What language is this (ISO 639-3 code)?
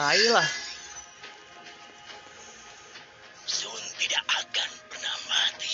ind